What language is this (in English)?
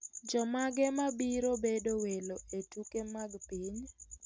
Luo (Kenya and Tanzania)